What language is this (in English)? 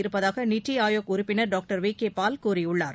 Tamil